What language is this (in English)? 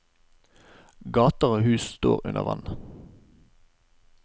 Norwegian